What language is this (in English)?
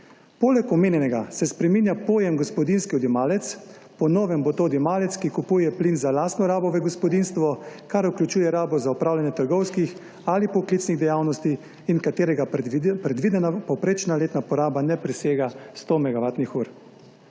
Slovenian